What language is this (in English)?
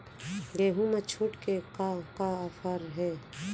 Chhattisgarhi